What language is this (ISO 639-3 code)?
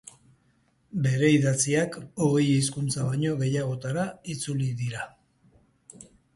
eus